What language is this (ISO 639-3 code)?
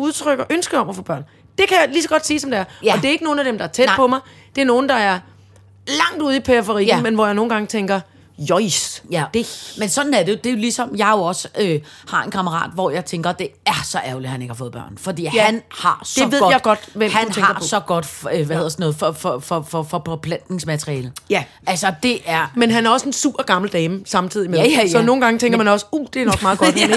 dan